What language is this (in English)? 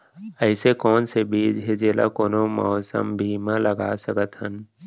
Chhattisgarhi